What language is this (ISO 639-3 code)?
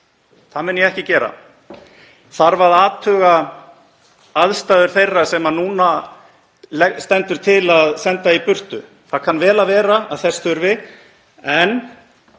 isl